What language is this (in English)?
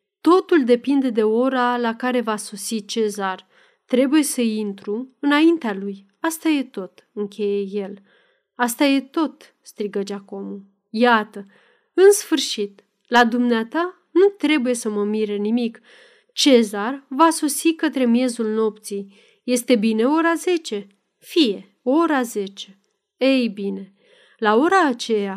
Romanian